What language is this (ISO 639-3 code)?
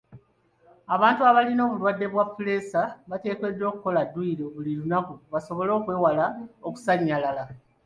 lug